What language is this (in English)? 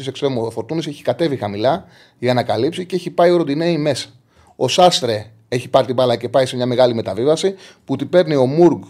Greek